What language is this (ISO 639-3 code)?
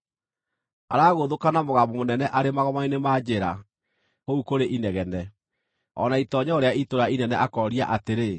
kik